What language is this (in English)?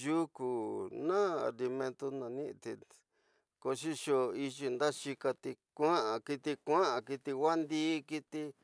Tidaá Mixtec